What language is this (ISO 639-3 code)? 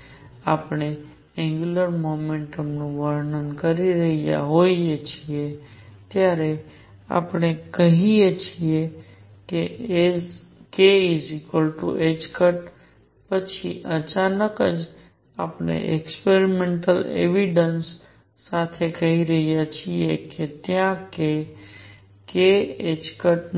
guj